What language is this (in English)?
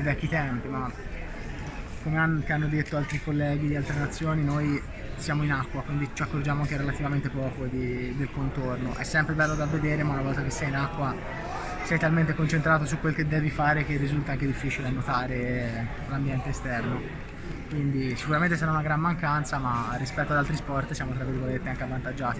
Italian